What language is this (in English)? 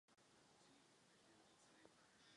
Czech